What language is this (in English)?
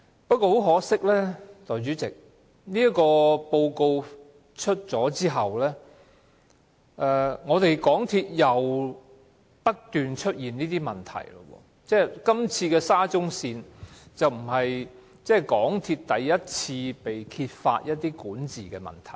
Cantonese